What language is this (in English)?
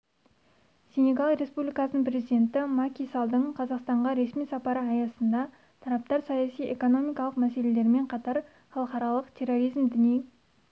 Kazakh